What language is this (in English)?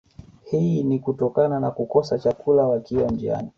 Swahili